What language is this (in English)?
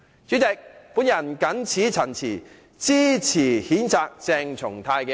Cantonese